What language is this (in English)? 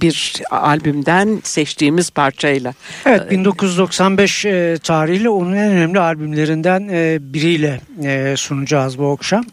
Turkish